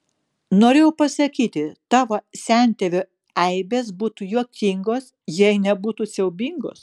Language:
Lithuanian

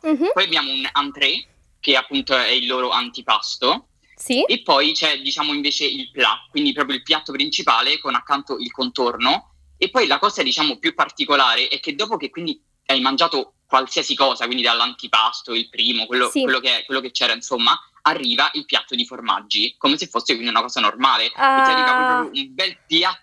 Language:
Italian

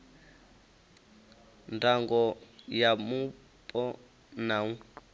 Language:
Venda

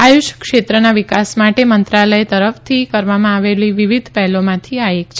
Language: Gujarati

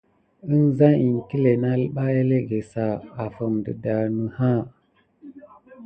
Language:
Gidar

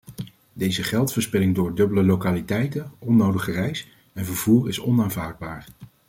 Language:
Dutch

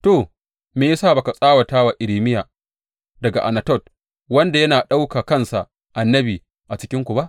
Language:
Hausa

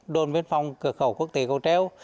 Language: Vietnamese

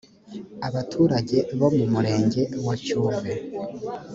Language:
Kinyarwanda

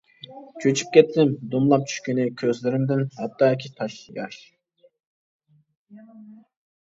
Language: Uyghur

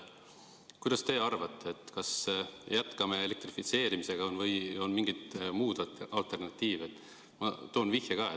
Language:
Estonian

